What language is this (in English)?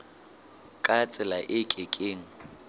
Southern Sotho